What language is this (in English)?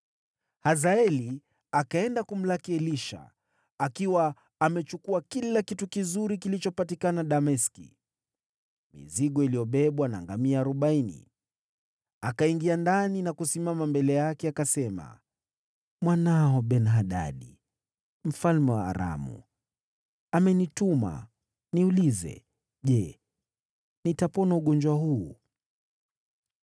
Swahili